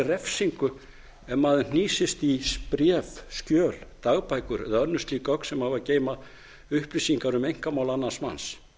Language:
Icelandic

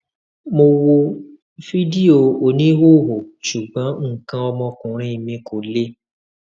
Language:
Yoruba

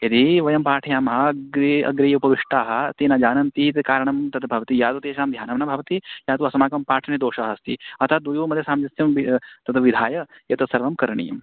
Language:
Sanskrit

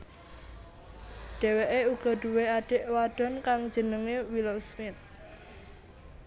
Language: Javanese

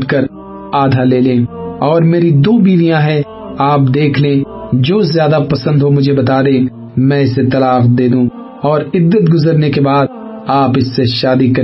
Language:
Urdu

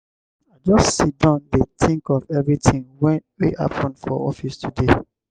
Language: Nigerian Pidgin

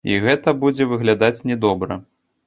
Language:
Belarusian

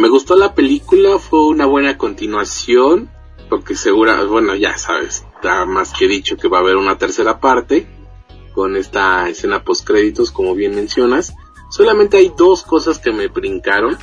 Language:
Spanish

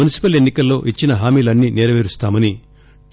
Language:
Telugu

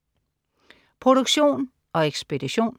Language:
Danish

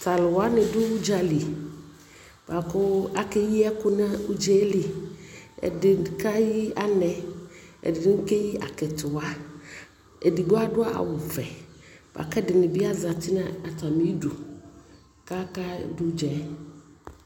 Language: Ikposo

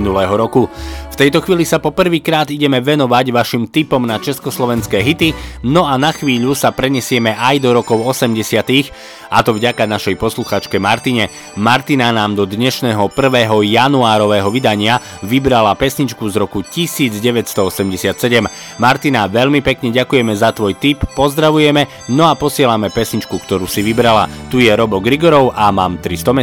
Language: Slovak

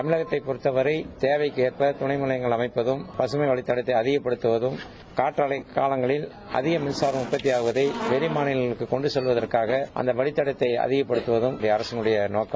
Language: Tamil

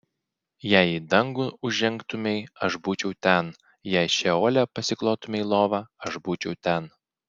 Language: Lithuanian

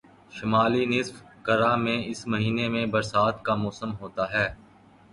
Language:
Urdu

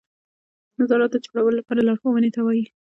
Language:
Pashto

